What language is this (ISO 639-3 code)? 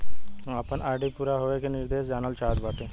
bho